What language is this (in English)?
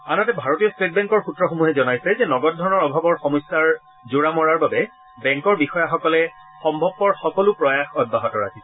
Assamese